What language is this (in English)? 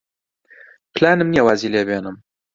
Central Kurdish